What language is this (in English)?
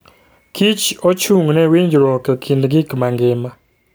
Luo (Kenya and Tanzania)